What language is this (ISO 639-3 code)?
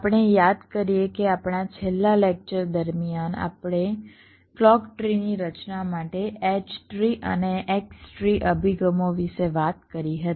guj